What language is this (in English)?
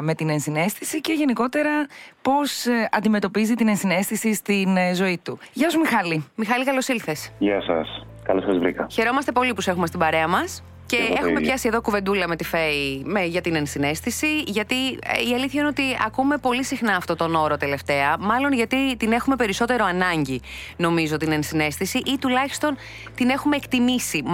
Greek